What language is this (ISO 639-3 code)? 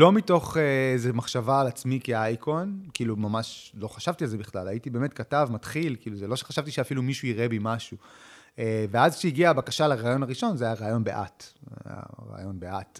heb